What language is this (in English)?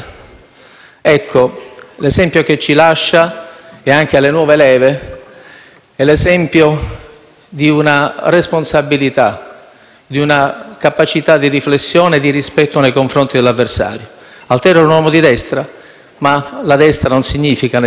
Italian